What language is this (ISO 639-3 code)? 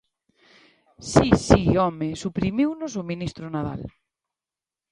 glg